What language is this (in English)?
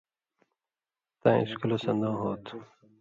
Indus Kohistani